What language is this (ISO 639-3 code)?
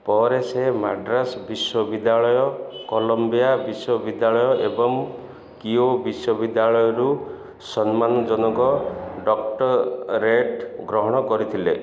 ori